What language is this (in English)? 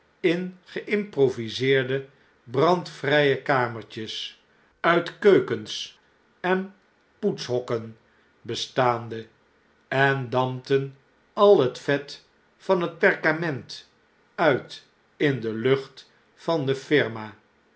Dutch